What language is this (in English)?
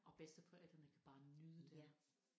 Danish